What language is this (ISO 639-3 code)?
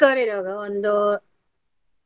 kan